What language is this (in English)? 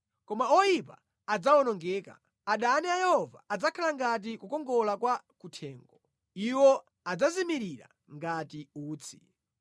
Nyanja